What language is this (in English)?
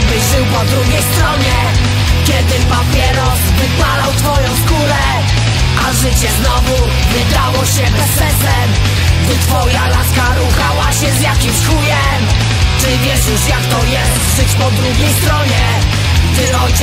Polish